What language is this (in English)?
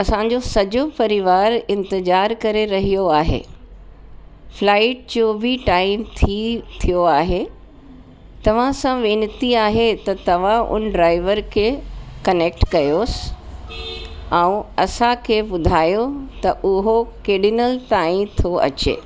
Sindhi